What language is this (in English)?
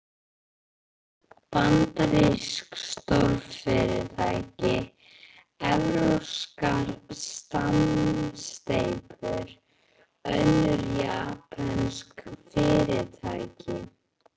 Icelandic